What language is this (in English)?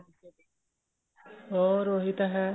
Punjabi